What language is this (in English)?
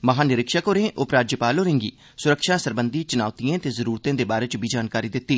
Dogri